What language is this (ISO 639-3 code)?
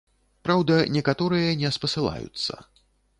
bel